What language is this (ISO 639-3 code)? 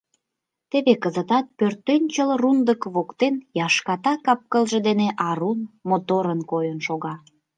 chm